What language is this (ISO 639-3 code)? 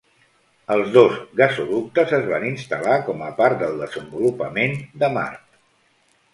cat